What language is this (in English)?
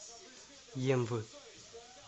Russian